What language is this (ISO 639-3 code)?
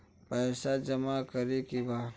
bho